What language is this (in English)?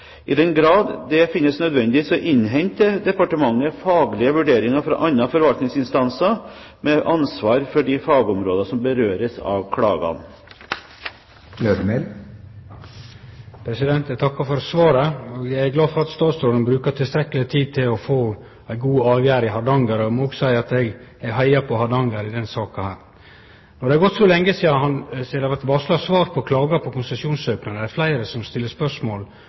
Norwegian